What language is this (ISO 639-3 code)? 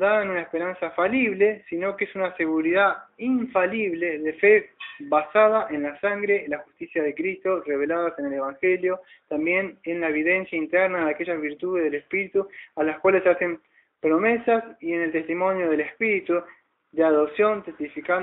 spa